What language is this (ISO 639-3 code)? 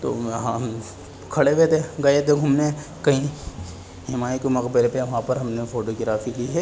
urd